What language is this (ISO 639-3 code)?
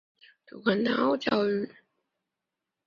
zho